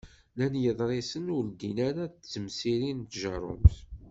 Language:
Kabyle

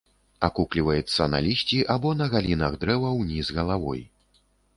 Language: Belarusian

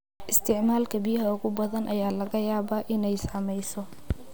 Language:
Somali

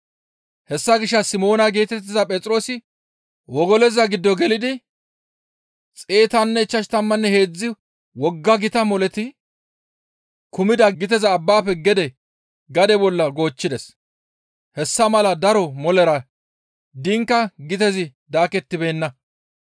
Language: Gamo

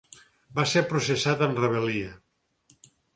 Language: Catalan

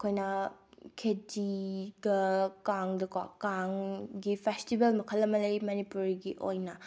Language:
Manipuri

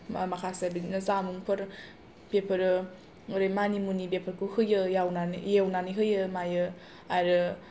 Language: Bodo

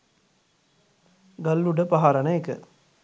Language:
Sinhala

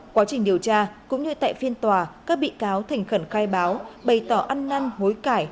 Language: Vietnamese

